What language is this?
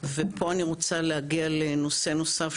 Hebrew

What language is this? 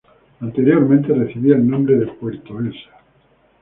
Spanish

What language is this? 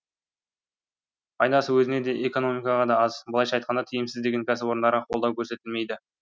Kazakh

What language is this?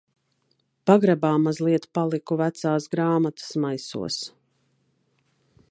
Latvian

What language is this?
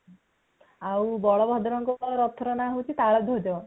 Odia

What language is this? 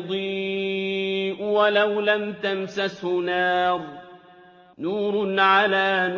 Arabic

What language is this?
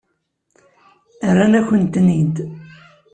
Kabyle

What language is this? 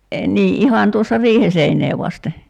Finnish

